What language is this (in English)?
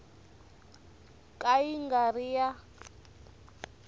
Tsonga